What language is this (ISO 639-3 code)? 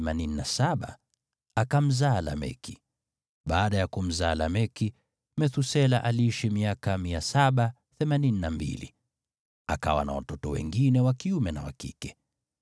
swa